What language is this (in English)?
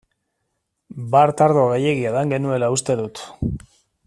Basque